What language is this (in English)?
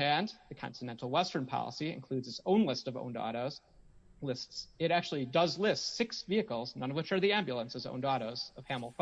English